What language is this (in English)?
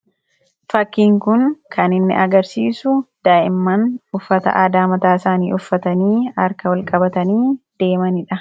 Oromo